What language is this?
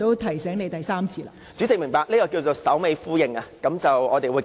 Cantonese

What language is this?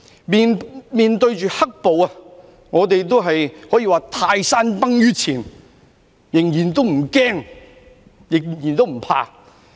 Cantonese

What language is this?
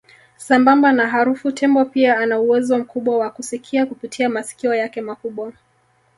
Swahili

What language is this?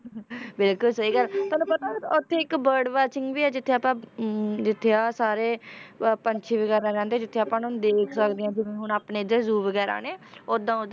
Punjabi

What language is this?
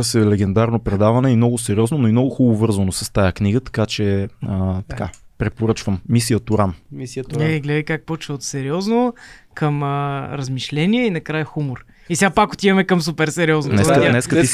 Bulgarian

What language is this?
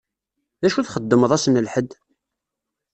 Kabyle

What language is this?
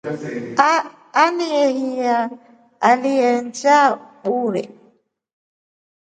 Rombo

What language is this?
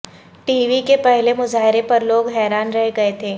Urdu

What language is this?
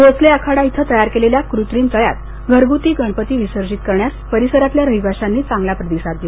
Marathi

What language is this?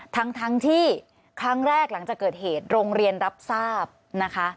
Thai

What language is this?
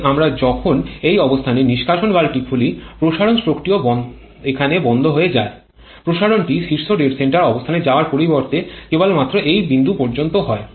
Bangla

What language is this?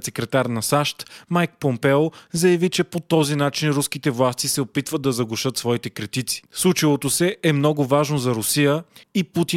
Bulgarian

